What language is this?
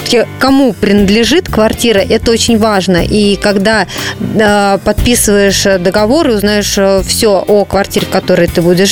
Russian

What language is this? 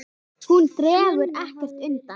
Icelandic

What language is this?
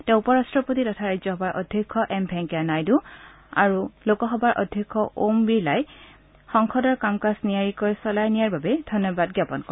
Assamese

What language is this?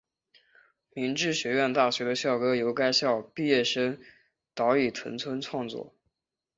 Chinese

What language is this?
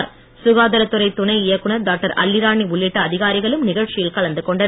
Tamil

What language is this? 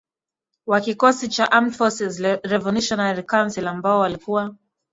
Swahili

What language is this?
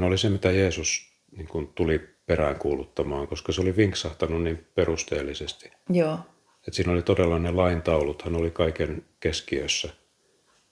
Finnish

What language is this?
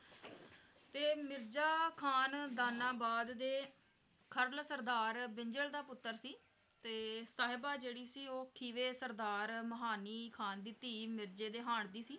Punjabi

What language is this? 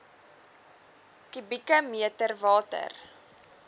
Afrikaans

